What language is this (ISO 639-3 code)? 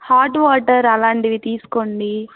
tel